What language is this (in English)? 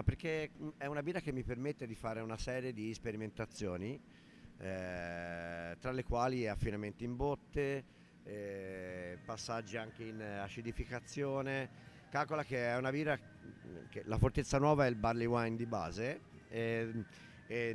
Italian